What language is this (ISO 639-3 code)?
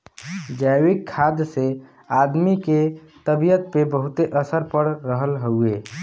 bho